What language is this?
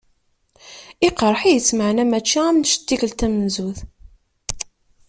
Kabyle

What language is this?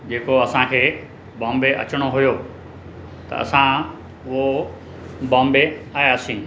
Sindhi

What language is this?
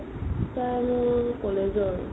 Assamese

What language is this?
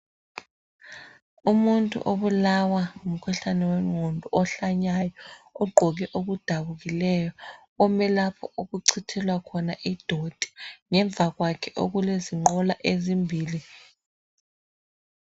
North Ndebele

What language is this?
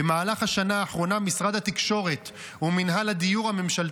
Hebrew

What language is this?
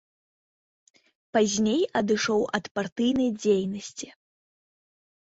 Belarusian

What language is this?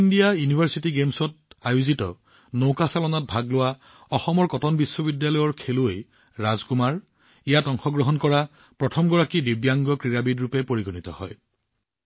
Assamese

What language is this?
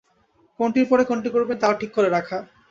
Bangla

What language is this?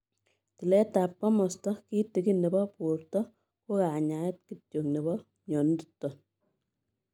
Kalenjin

